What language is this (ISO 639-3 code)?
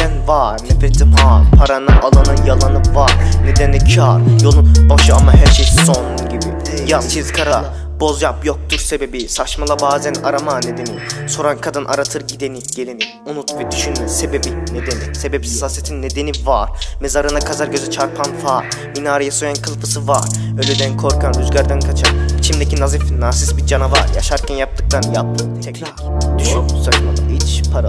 tur